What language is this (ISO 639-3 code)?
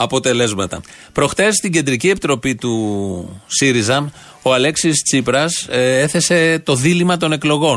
ell